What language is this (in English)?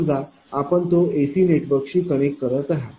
Marathi